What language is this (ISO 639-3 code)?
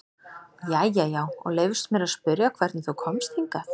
isl